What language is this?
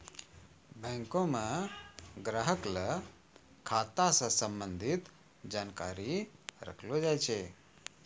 Maithili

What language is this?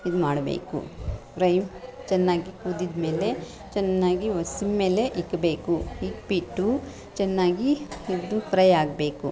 Kannada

